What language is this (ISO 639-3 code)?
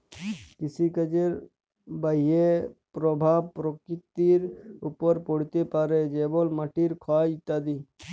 ben